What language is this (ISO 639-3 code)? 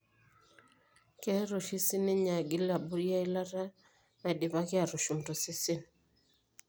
mas